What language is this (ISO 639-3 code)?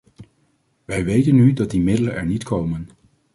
nld